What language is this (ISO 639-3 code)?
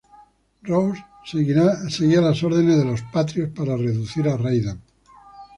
spa